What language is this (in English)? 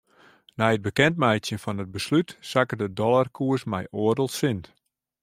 Western Frisian